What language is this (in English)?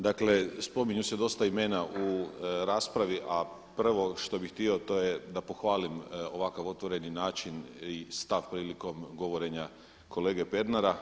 Croatian